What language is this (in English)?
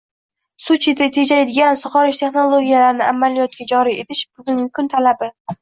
Uzbek